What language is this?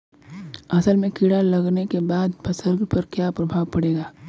Bhojpuri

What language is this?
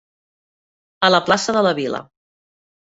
Catalan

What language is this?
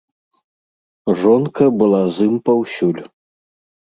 Belarusian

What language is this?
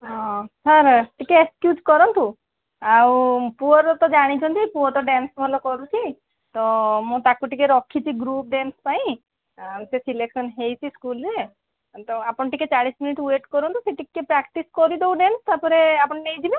Odia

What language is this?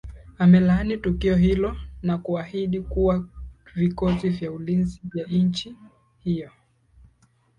Swahili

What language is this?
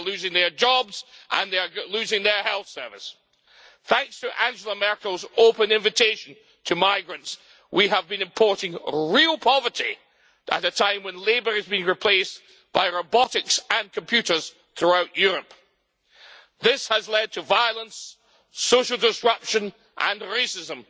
English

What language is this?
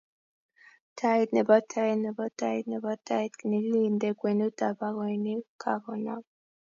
Kalenjin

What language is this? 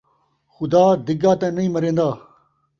Saraiki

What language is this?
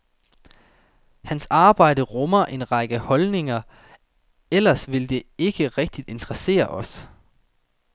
Danish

